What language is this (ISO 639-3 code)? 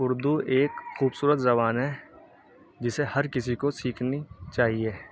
urd